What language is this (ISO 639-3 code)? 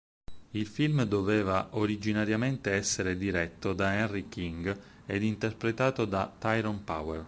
ita